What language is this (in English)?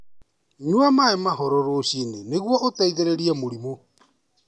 Kikuyu